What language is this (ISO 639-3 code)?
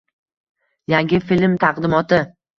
uzb